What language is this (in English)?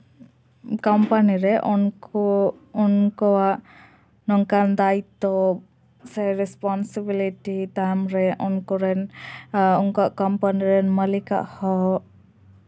Santali